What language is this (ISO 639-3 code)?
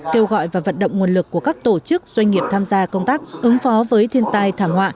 vie